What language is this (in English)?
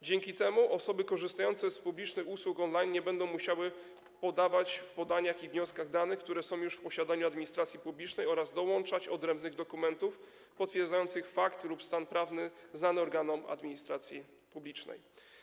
Polish